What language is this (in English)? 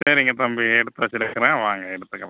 Tamil